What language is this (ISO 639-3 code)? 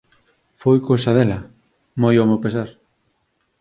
glg